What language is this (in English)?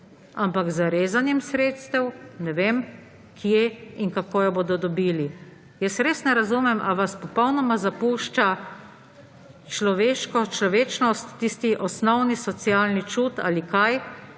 Slovenian